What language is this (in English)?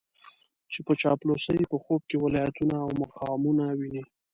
Pashto